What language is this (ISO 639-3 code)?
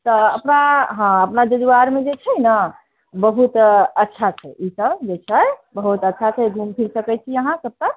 mai